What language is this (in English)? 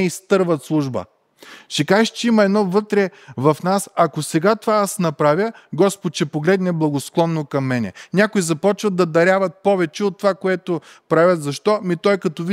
Bulgarian